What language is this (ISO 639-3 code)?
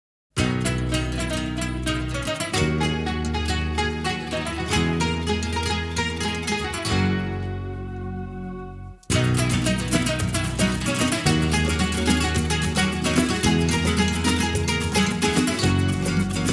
ara